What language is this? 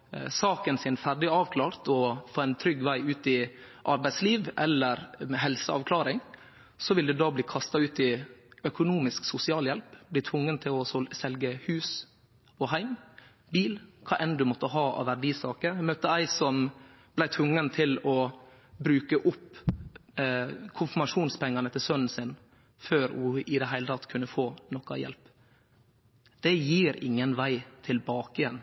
Norwegian Nynorsk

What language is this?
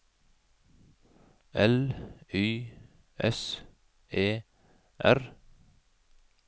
Norwegian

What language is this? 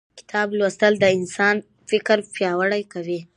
Pashto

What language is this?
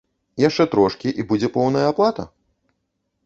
Belarusian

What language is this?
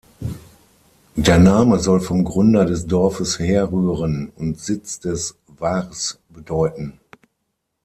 German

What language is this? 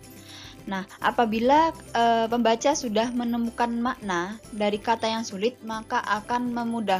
Indonesian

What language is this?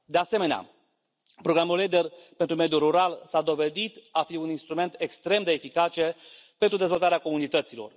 Romanian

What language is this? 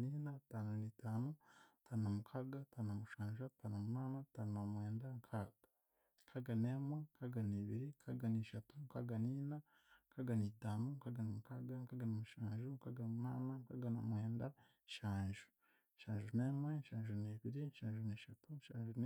Chiga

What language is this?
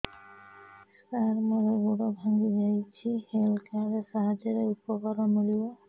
Odia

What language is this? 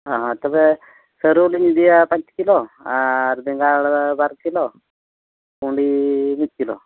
Santali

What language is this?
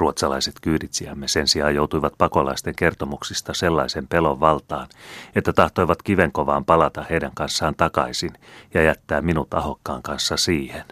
Finnish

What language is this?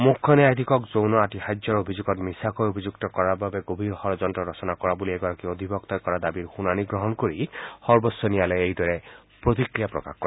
Assamese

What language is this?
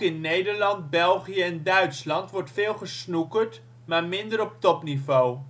Dutch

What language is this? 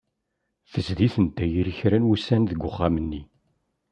Kabyle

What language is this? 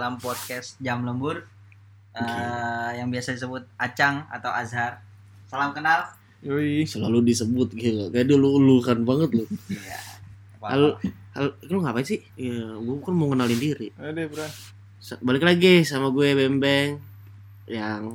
Indonesian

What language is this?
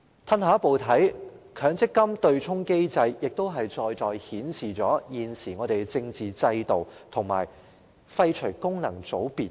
Cantonese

